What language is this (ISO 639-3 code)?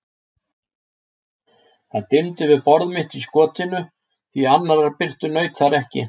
isl